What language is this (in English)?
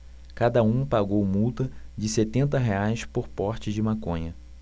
Portuguese